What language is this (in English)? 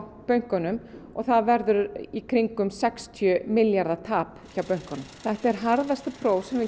Icelandic